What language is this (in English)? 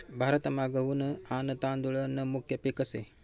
Marathi